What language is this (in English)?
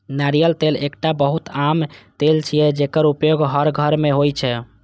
Maithili